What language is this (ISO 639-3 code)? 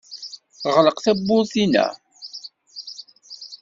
kab